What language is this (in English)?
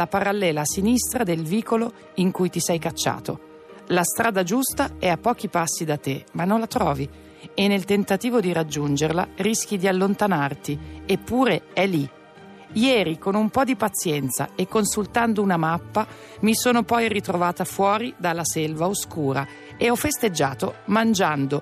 Italian